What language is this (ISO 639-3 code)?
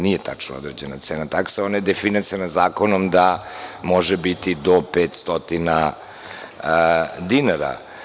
srp